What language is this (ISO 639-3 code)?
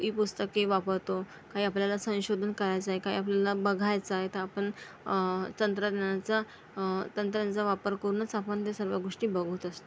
mar